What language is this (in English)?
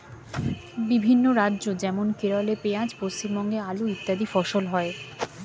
Bangla